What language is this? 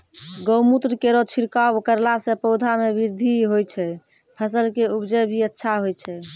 Maithili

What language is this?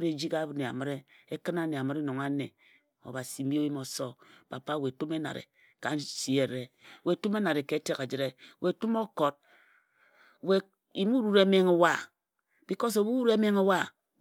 Ejagham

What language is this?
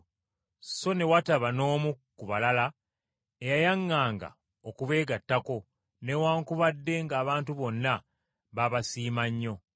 Ganda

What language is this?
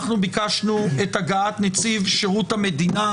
Hebrew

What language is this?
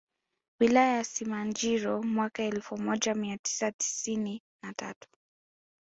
Swahili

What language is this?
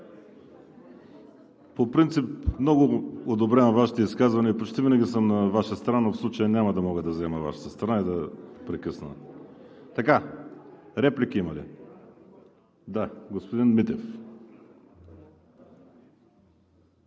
Bulgarian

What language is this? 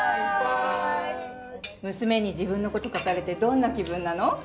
Japanese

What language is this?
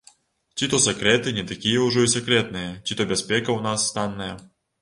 Belarusian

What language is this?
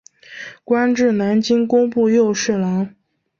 Chinese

